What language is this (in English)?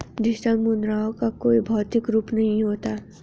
Hindi